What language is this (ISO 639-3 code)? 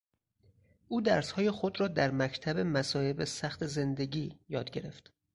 fas